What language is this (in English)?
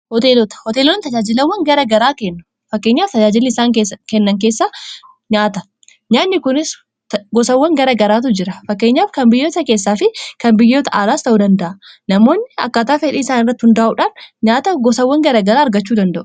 Oromo